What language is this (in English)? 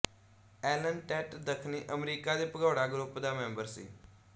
Punjabi